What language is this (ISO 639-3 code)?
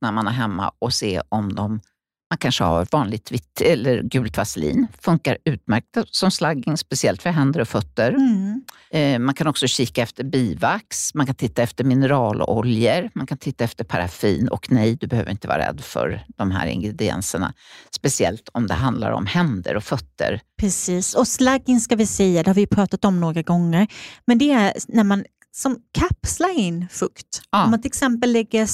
swe